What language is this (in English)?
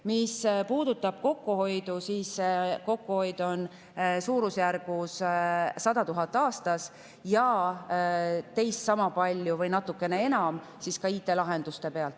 Estonian